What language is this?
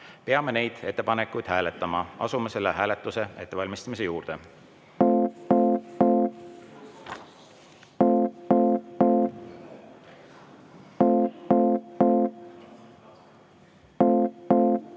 Estonian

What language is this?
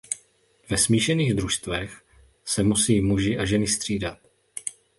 Czech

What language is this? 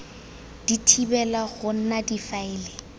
Tswana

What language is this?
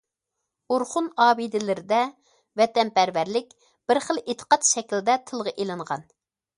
Uyghur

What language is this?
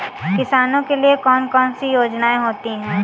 Hindi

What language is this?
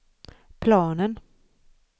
Swedish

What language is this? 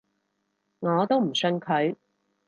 Cantonese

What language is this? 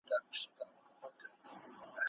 Pashto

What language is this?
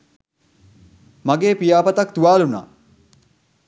Sinhala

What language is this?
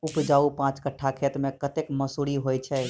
Maithili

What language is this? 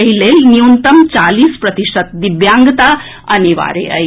Maithili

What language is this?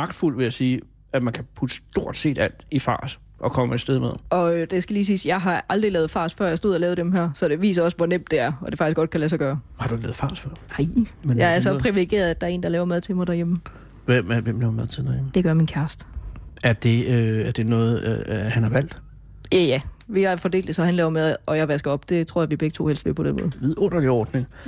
Danish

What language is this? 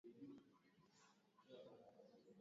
Swahili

